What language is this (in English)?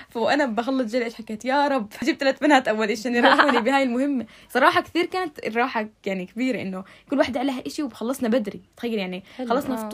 Arabic